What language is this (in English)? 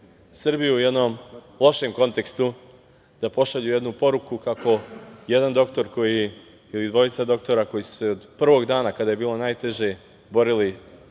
Serbian